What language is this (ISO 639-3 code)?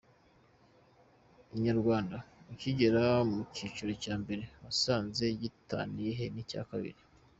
kin